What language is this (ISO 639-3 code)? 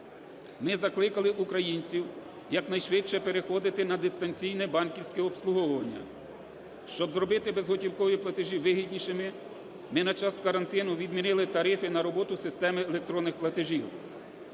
ukr